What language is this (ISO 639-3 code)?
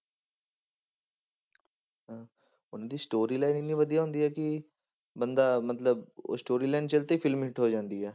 pan